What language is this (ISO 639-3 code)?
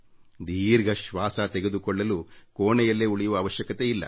kan